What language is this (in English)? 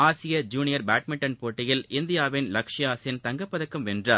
Tamil